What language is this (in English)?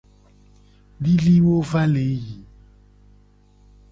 Gen